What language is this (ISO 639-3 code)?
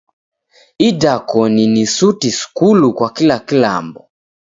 dav